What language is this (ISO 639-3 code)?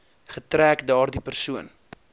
afr